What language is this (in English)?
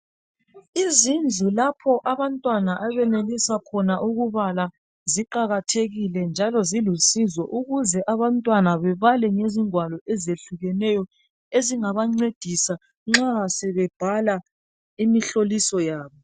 North Ndebele